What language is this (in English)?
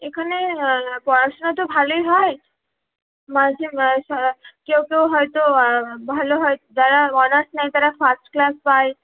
Bangla